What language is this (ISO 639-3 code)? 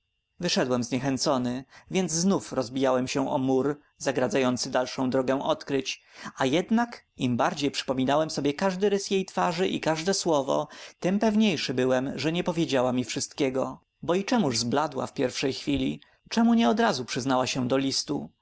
pol